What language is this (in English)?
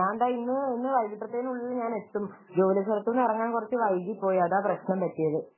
Malayalam